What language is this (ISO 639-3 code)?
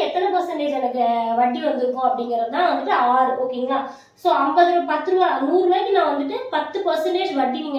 tam